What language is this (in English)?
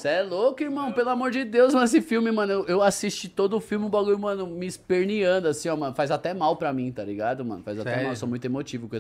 Portuguese